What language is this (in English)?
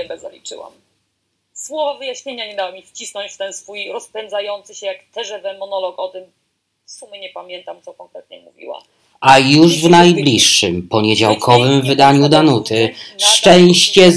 Polish